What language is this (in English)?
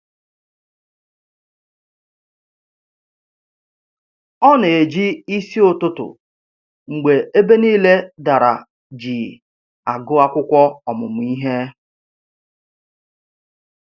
Igbo